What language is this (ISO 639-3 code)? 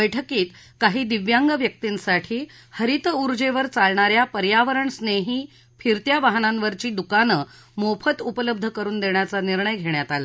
mar